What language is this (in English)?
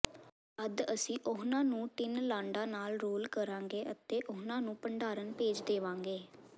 Punjabi